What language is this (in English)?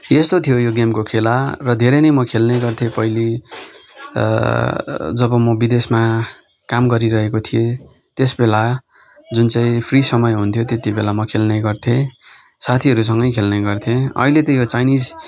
Nepali